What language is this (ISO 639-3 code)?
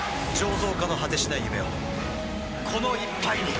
jpn